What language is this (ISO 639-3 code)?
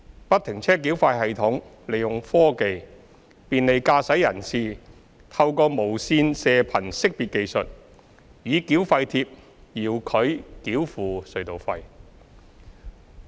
yue